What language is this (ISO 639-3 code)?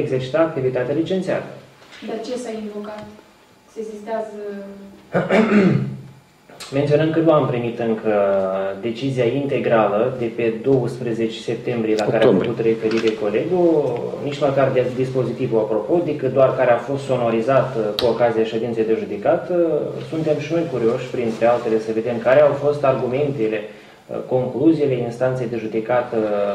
ron